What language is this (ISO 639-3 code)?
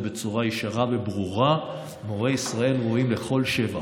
heb